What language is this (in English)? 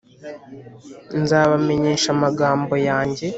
Kinyarwanda